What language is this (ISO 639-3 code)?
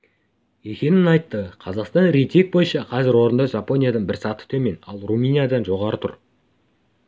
kaz